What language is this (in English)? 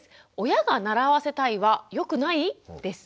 Japanese